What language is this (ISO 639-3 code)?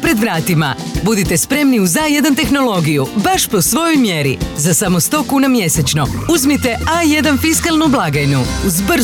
hrv